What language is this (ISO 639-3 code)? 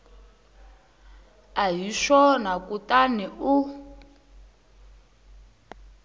tso